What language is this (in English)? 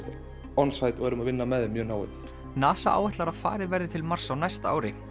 Icelandic